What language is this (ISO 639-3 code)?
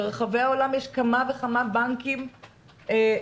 heb